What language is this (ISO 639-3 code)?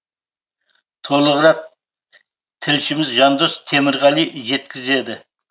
kaz